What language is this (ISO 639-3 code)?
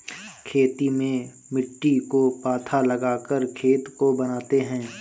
hin